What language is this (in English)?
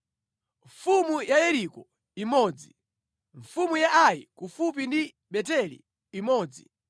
Nyanja